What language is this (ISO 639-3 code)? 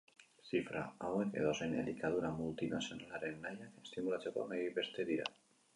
eus